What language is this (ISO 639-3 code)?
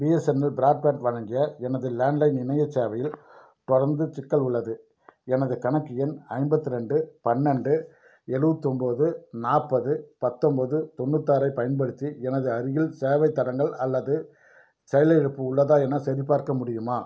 tam